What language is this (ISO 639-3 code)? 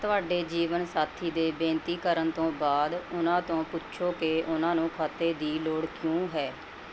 pan